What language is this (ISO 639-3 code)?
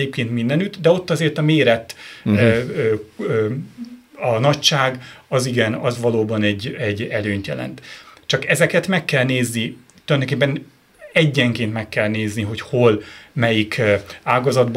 hun